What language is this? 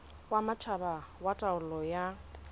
Southern Sotho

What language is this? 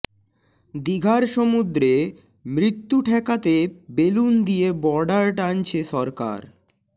Bangla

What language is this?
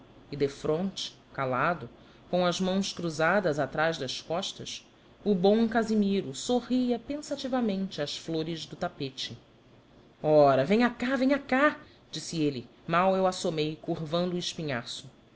Portuguese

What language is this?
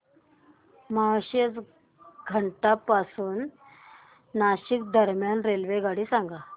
Marathi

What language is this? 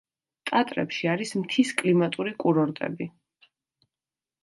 Georgian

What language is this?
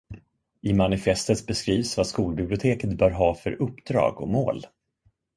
Swedish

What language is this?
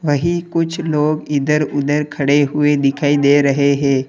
Hindi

